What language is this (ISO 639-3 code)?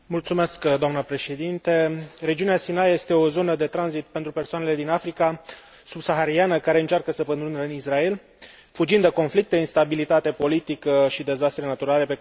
ron